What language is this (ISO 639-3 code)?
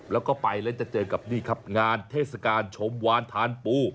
tha